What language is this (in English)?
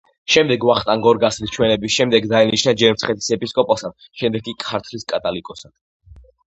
Georgian